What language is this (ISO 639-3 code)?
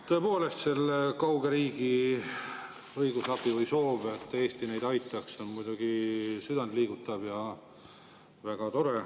est